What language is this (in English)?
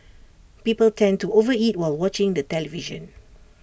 English